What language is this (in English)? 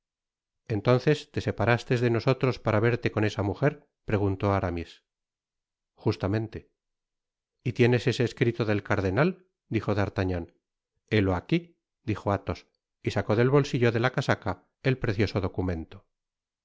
Spanish